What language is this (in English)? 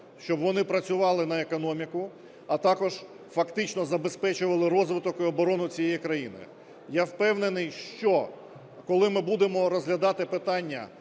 Ukrainian